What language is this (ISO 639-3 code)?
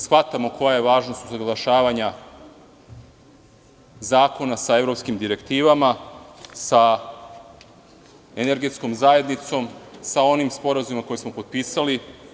srp